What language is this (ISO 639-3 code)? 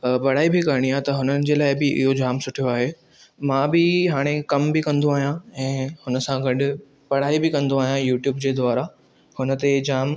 snd